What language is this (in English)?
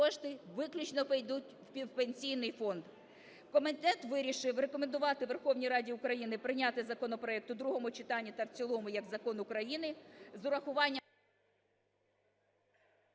Ukrainian